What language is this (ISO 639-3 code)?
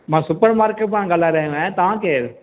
snd